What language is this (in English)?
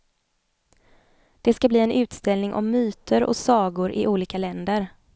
Swedish